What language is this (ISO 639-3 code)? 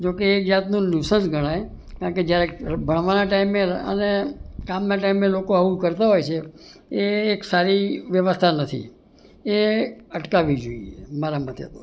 guj